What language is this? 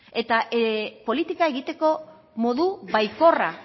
Basque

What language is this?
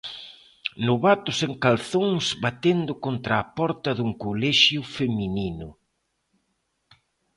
Galician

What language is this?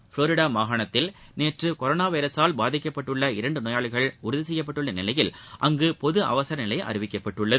Tamil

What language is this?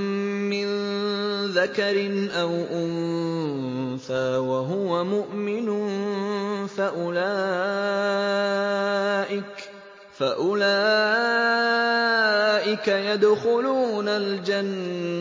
Arabic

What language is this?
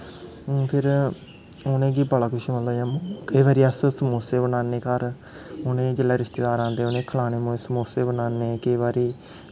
Dogri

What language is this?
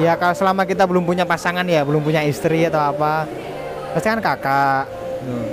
Indonesian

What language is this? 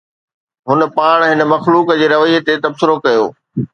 Sindhi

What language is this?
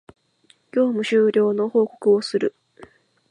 Japanese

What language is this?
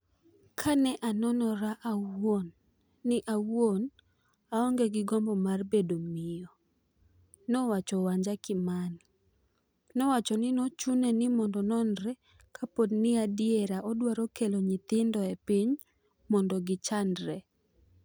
Luo (Kenya and Tanzania)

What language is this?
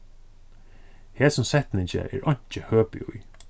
Faroese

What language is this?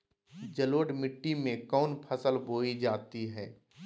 Magahi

